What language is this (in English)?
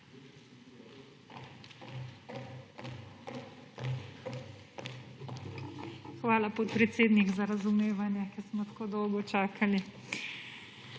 Slovenian